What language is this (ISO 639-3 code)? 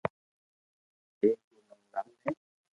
lrk